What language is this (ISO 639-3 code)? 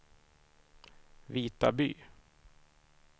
swe